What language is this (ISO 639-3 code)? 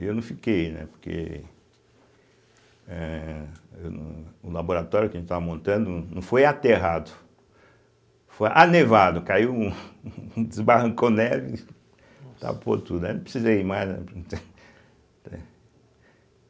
por